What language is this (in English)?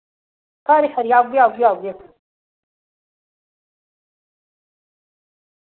Dogri